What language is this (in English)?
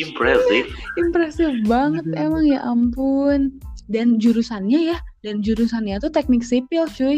Indonesian